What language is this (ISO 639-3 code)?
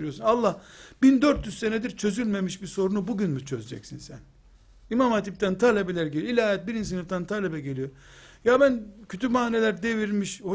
tur